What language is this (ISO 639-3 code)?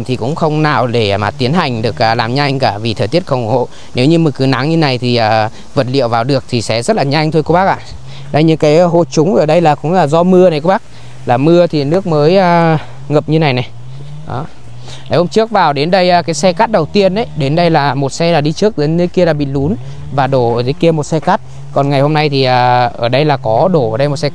vie